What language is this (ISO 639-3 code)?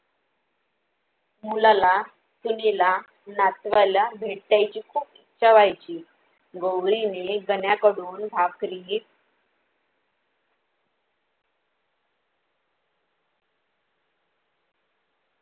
mar